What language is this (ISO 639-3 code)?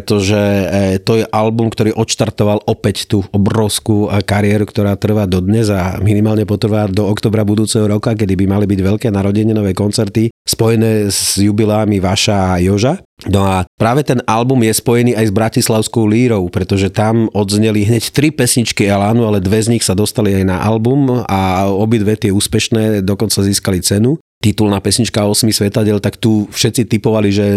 slk